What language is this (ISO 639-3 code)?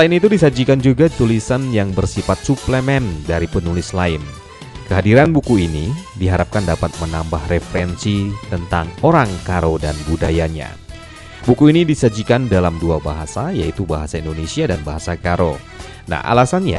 ind